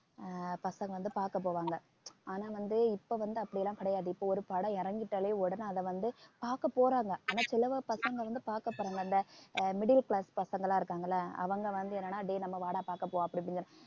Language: Tamil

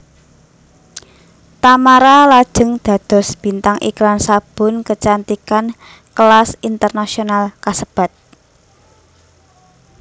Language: Javanese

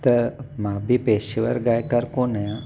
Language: Sindhi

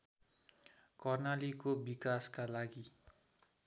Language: Nepali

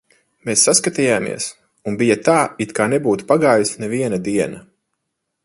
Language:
Latvian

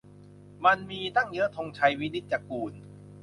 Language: Thai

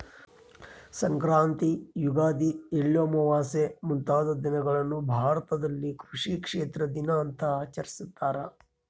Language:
Kannada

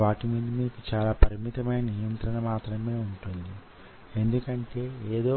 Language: Telugu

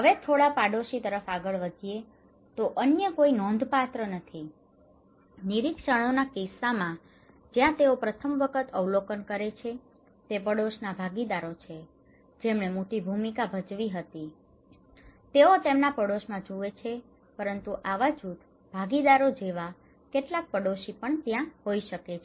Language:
Gujarati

